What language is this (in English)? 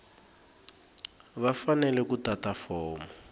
Tsonga